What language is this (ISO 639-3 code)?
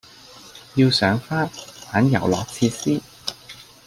yue